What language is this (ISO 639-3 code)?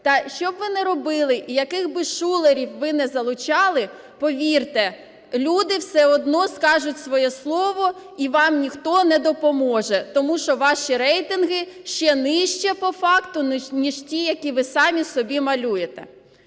ukr